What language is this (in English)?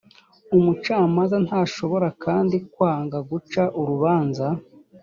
Kinyarwanda